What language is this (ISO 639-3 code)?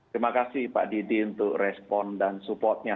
ind